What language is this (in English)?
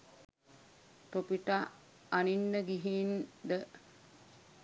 Sinhala